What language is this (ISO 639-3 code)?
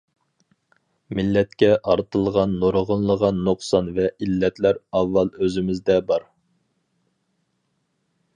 uig